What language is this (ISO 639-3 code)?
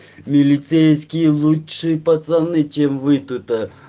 rus